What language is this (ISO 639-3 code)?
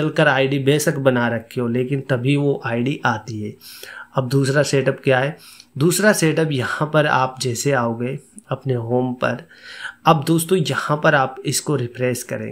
hin